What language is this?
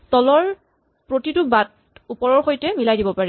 Assamese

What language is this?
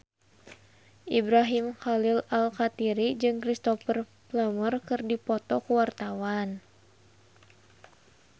Sundanese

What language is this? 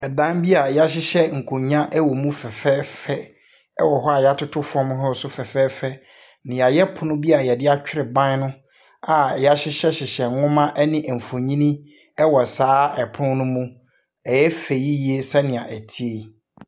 Akan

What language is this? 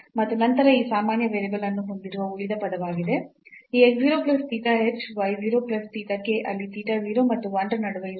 Kannada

